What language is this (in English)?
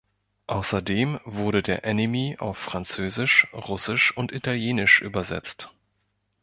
German